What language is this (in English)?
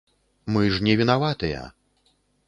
Belarusian